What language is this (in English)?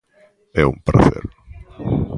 Galician